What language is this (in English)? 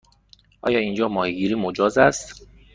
Persian